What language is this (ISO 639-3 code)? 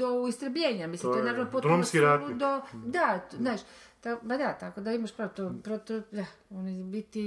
hrv